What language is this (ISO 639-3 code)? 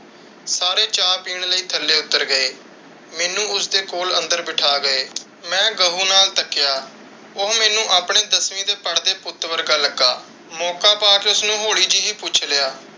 pan